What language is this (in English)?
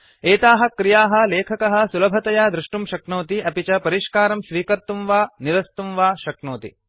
Sanskrit